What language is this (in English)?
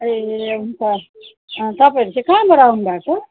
Nepali